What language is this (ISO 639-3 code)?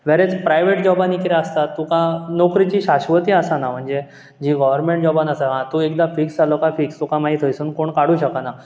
kok